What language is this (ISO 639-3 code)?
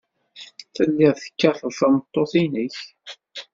kab